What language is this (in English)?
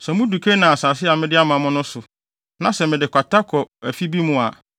Akan